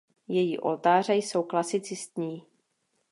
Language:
Czech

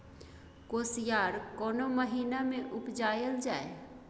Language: Maithili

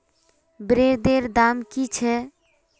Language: Magahi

